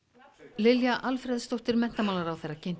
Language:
Icelandic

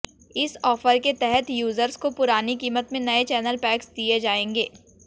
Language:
Hindi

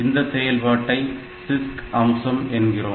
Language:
Tamil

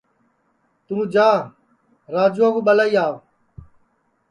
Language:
Sansi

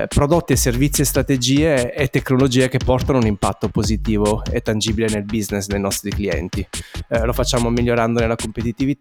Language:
Italian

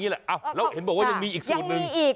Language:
Thai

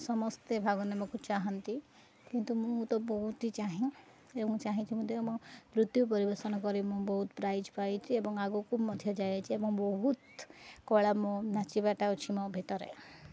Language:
Odia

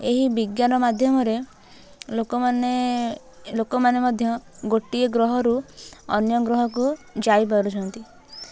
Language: Odia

